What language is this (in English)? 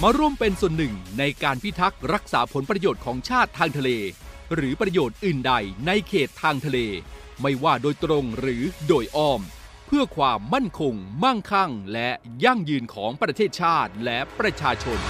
Thai